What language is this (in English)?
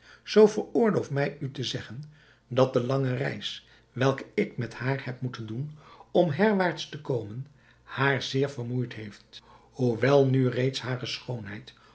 Dutch